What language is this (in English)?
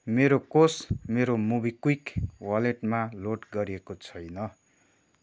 Nepali